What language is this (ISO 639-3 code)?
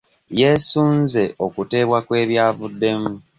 lug